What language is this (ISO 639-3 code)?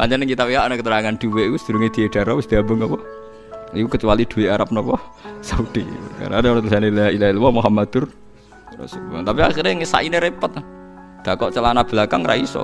ind